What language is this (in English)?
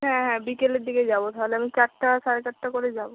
Bangla